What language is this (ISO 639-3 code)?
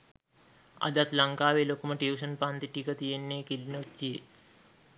sin